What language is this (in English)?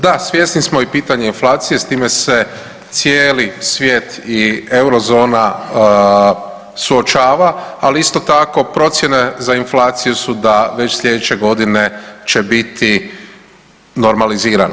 Croatian